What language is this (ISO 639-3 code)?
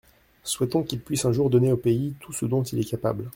fra